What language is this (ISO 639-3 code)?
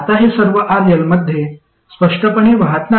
mar